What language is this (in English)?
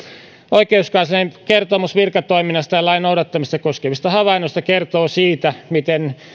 Finnish